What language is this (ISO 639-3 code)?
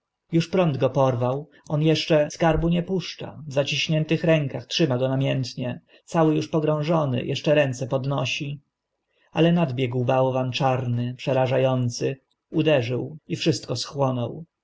pol